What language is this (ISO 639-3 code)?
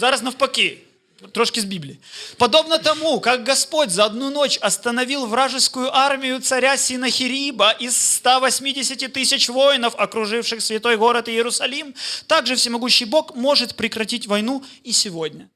ukr